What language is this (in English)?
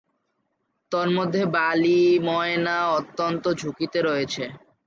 Bangla